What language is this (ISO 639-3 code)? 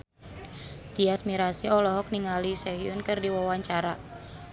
sun